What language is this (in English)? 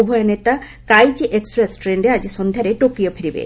Odia